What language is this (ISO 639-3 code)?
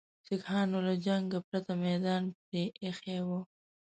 pus